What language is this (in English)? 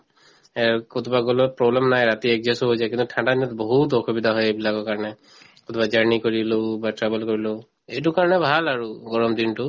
Assamese